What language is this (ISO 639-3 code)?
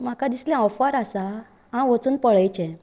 kok